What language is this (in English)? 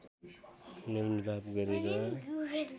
Nepali